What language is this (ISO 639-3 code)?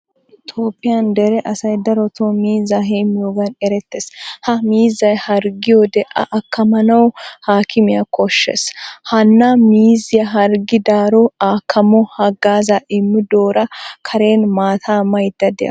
wal